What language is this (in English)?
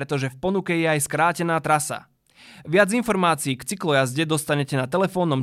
Slovak